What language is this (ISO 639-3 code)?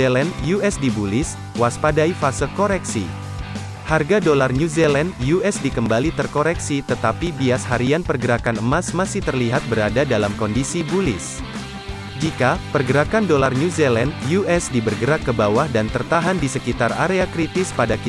ind